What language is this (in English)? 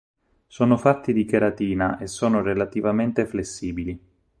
Italian